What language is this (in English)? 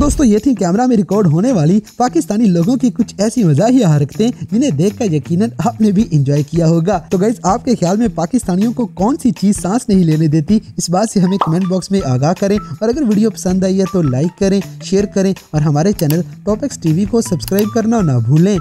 Hindi